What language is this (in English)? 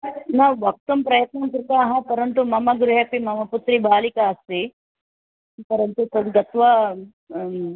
Sanskrit